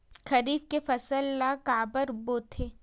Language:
Chhattisgarhi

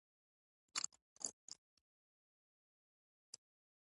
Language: Pashto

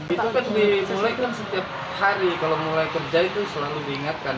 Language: Indonesian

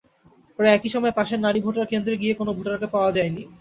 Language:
Bangla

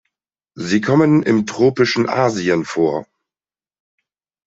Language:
German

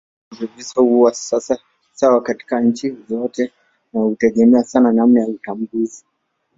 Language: Swahili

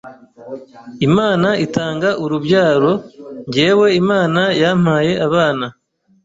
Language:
Kinyarwanda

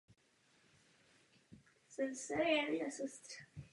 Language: Czech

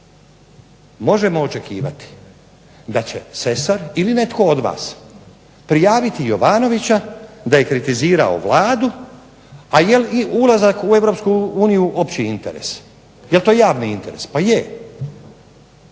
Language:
Croatian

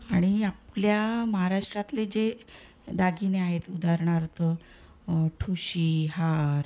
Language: Marathi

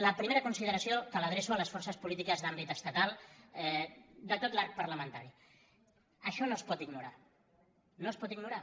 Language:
Catalan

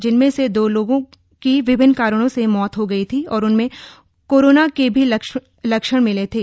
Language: Hindi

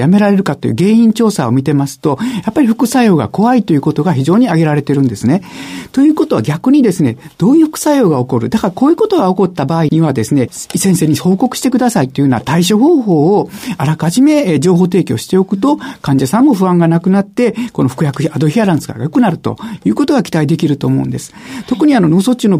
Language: Japanese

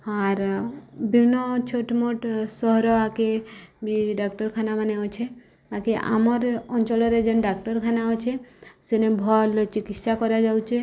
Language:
Odia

